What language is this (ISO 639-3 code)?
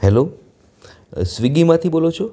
guj